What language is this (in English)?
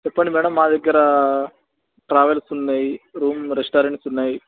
Telugu